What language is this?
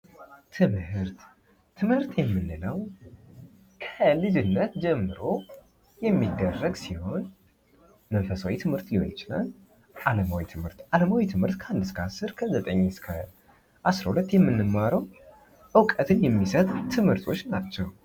Amharic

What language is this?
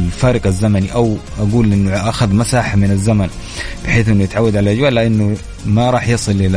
Arabic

